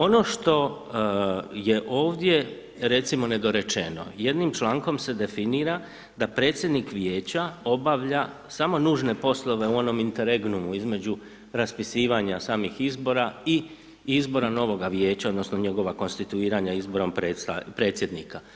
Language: Croatian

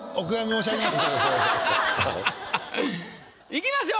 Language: Japanese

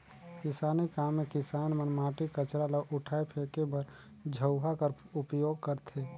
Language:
Chhattisgarhi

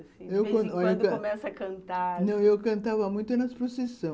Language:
Portuguese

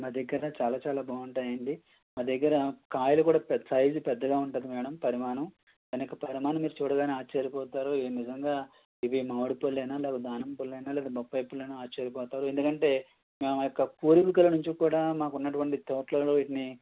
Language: Telugu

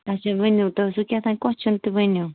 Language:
Kashmiri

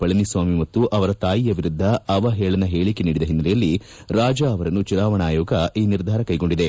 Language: Kannada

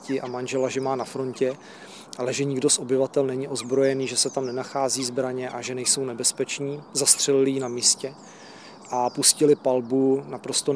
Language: Czech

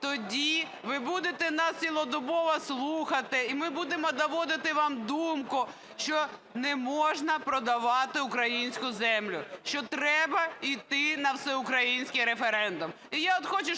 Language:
Ukrainian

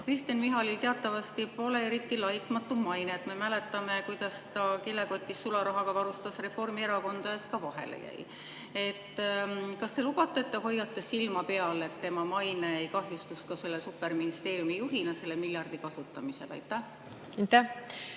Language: Estonian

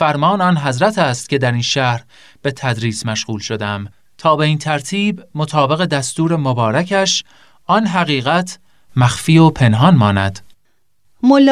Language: Persian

